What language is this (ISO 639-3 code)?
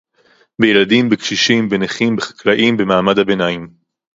heb